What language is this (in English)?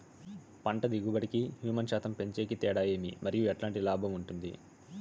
Telugu